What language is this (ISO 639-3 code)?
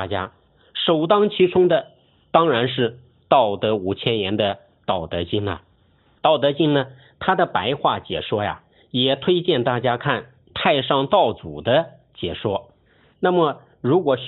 zho